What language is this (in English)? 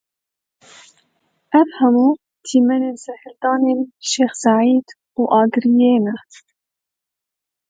Kurdish